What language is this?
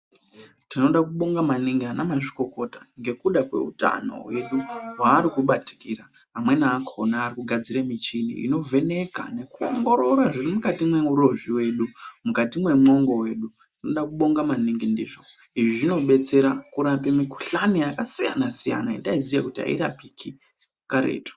Ndau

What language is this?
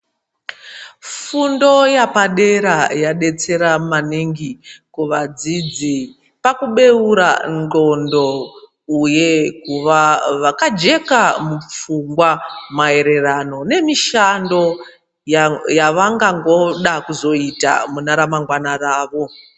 Ndau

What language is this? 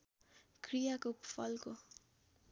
Nepali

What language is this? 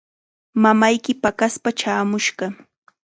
Chiquián Ancash Quechua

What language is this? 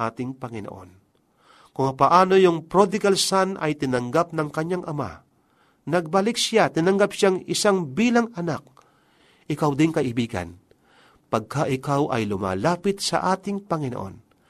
Filipino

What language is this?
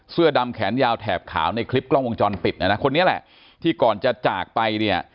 Thai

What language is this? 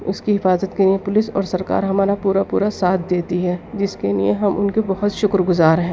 Urdu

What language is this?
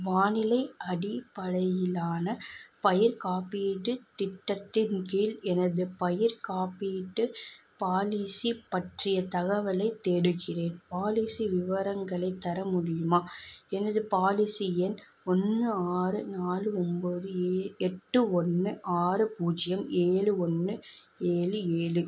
Tamil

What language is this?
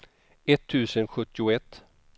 Swedish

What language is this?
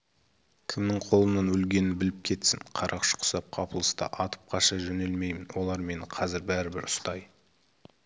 Kazakh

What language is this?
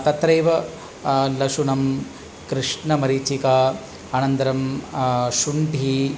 Sanskrit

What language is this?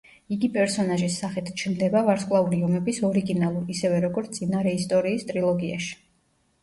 Georgian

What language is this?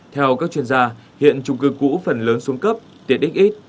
Vietnamese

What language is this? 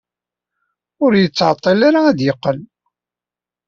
Kabyle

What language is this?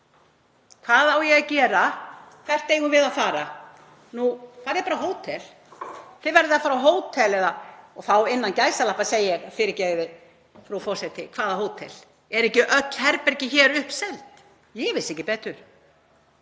Icelandic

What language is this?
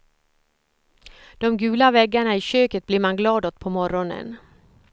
Swedish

